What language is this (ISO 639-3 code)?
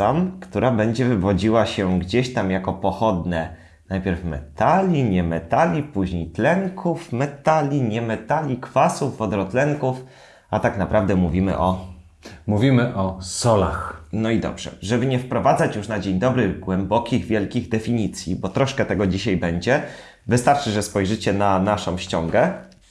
pol